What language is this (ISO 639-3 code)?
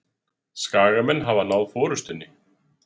isl